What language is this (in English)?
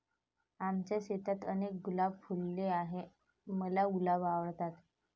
Marathi